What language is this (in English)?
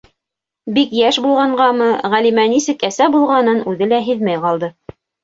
Bashkir